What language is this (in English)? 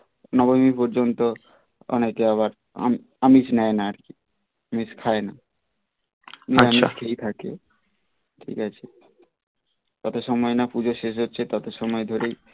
Bangla